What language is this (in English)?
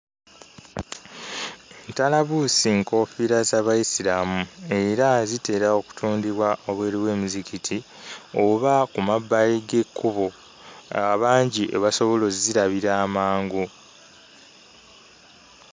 Ganda